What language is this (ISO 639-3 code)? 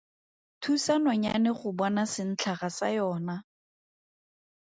tsn